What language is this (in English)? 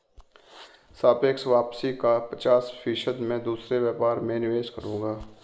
Hindi